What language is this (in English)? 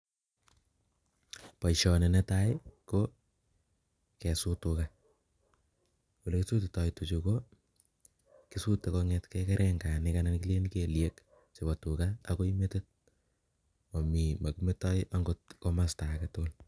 Kalenjin